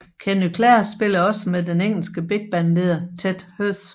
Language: Danish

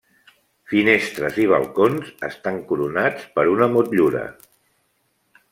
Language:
Catalan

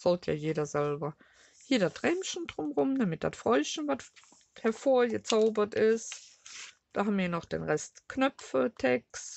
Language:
German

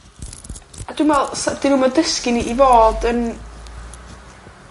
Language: Welsh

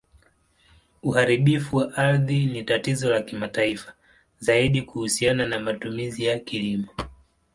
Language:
Swahili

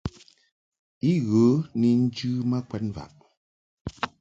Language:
Mungaka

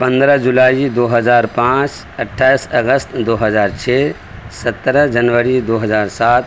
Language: Urdu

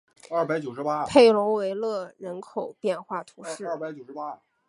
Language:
Chinese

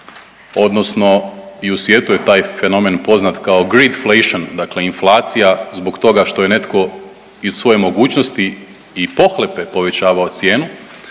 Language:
Croatian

